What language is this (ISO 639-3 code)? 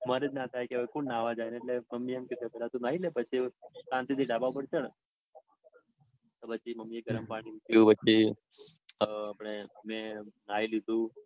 guj